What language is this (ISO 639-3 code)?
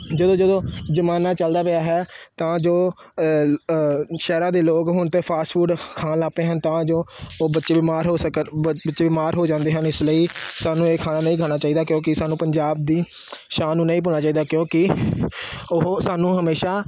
pan